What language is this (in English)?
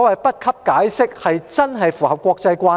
Cantonese